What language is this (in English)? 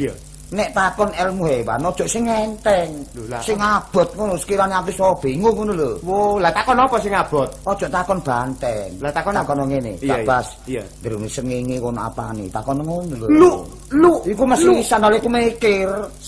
Indonesian